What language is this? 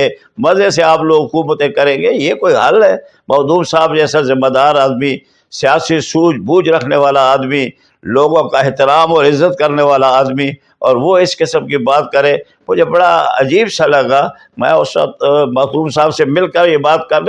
Urdu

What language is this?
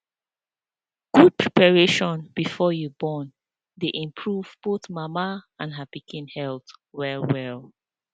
Nigerian Pidgin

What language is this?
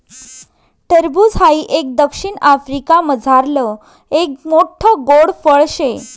Marathi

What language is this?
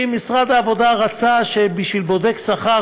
Hebrew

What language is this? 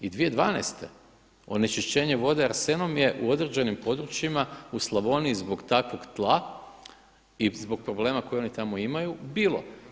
Croatian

